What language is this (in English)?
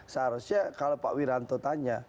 Indonesian